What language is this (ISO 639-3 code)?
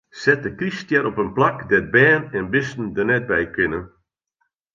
fry